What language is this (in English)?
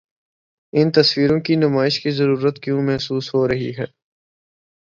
Urdu